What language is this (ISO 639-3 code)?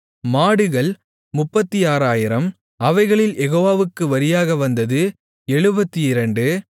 tam